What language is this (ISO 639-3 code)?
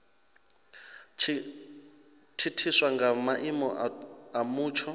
ven